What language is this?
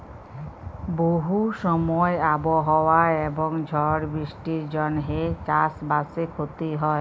Bangla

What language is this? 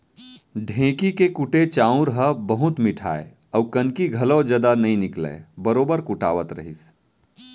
Chhattisgarhi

